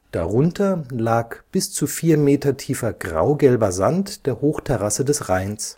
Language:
German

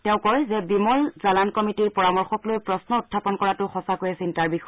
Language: Assamese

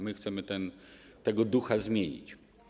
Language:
Polish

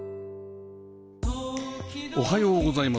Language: Japanese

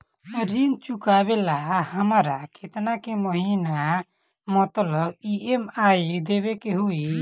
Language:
Bhojpuri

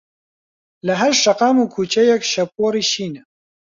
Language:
Central Kurdish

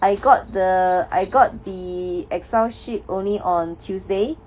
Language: English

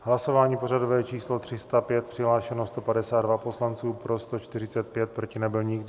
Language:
Czech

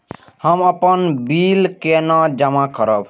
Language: Maithili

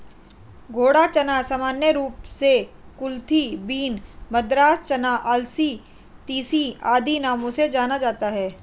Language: Hindi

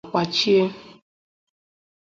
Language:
Igbo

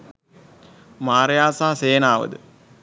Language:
Sinhala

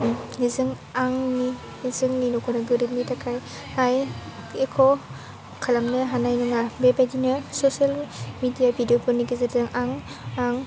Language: Bodo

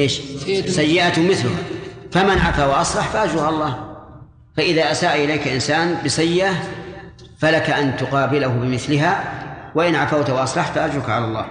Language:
Arabic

